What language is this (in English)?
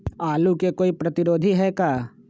Magahi